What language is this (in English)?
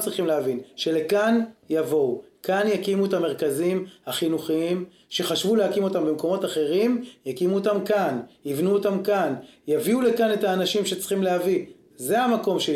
Hebrew